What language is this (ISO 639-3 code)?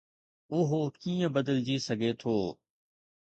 snd